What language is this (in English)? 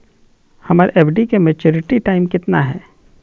Magahi